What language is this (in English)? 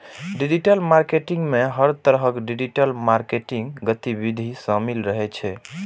Maithili